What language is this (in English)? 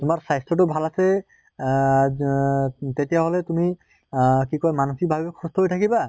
Assamese